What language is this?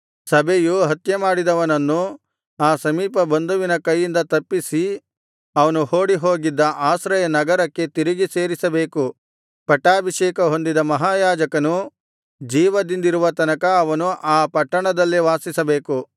Kannada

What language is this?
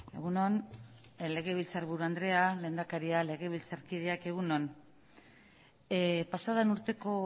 Basque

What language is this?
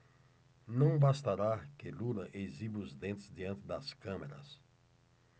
Portuguese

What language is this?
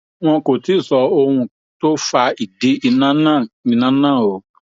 Yoruba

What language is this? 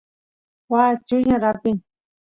Santiago del Estero Quichua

